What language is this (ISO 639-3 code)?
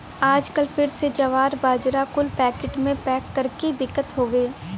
bho